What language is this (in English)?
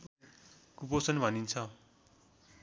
Nepali